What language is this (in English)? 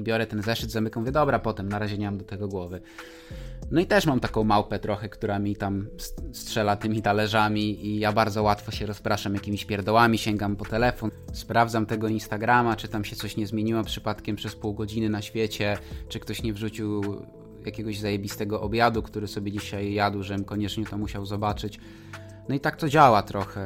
Polish